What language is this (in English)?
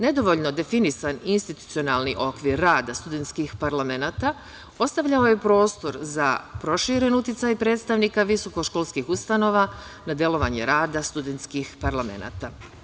Serbian